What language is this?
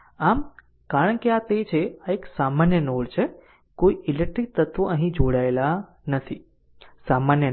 Gujarati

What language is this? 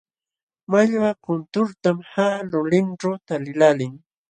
Jauja Wanca Quechua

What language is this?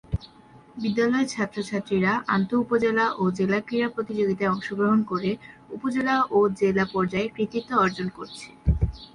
Bangla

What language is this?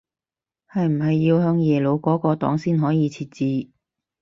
Cantonese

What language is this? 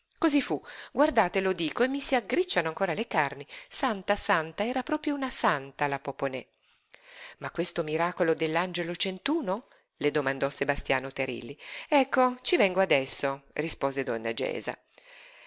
Italian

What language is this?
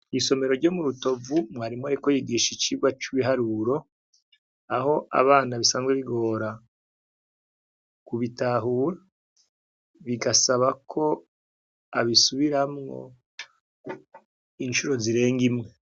Rundi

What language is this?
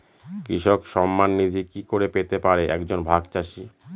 Bangla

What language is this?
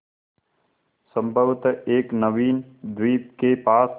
Hindi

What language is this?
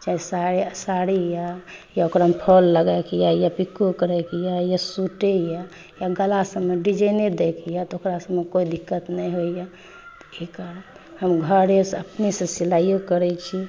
Maithili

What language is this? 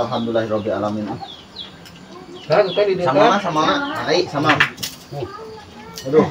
Indonesian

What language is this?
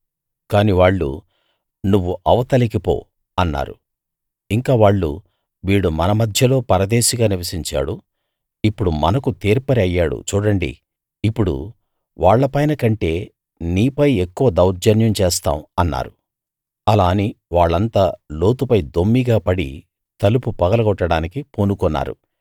Telugu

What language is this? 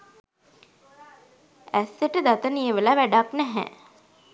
Sinhala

